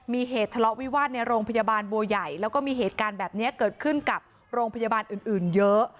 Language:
Thai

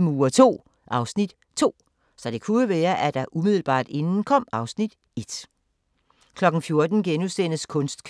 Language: Danish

